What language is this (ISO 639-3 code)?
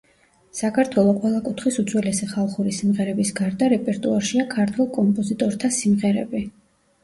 kat